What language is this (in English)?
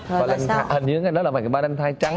Vietnamese